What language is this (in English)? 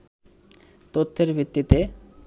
Bangla